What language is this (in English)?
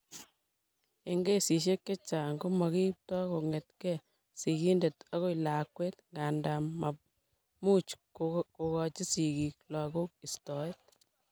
Kalenjin